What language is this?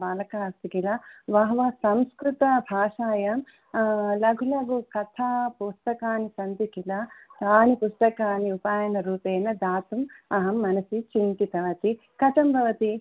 Sanskrit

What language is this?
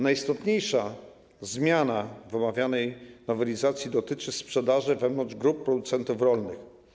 Polish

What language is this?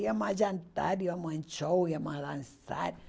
Portuguese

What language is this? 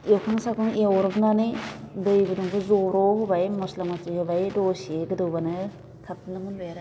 Bodo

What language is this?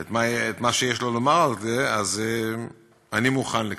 Hebrew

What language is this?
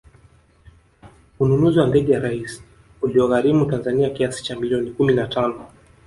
Swahili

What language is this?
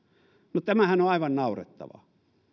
Finnish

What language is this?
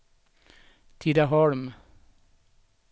Swedish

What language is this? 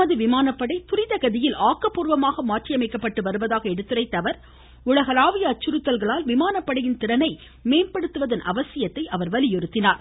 Tamil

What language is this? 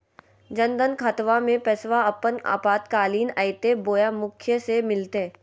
Magahi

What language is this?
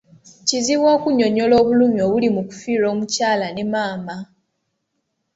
Ganda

